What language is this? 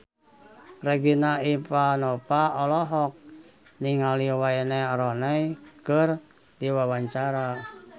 Sundanese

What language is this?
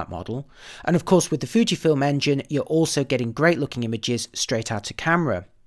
English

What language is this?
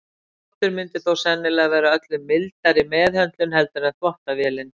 Icelandic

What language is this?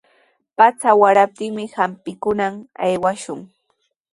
Sihuas Ancash Quechua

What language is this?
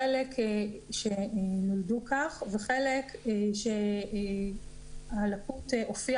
Hebrew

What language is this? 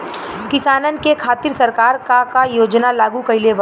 Bhojpuri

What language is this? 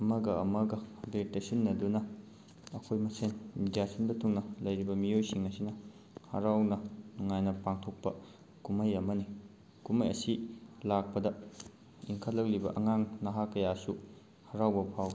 Manipuri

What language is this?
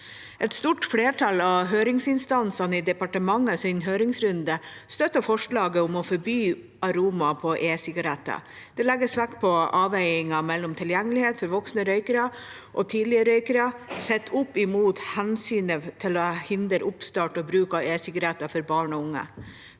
Norwegian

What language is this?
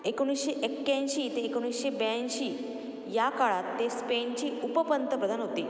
Marathi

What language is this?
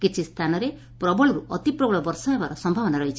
Odia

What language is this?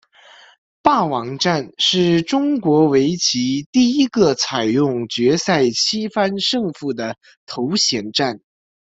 Chinese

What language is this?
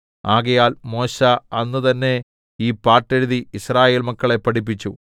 Malayalam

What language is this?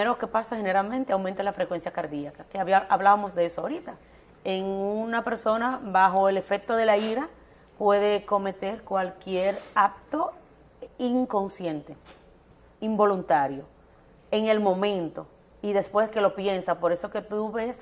Spanish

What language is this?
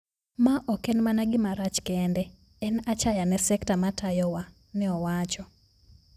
Luo (Kenya and Tanzania)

